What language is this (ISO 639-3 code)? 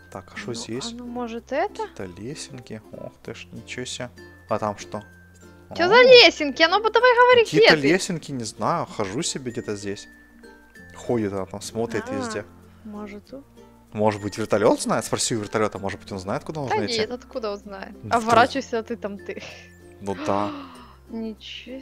rus